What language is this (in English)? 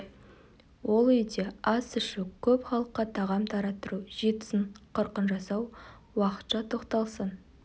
Kazakh